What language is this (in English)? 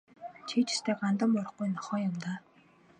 Mongolian